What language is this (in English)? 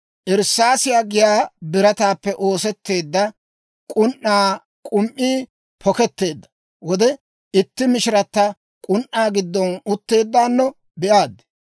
Dawro